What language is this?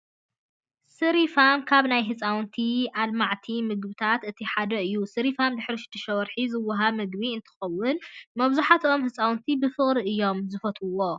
Tigrinya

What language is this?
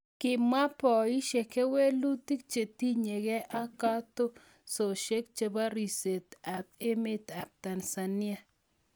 Kalenjin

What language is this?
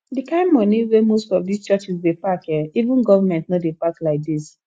Nigerian Pidgin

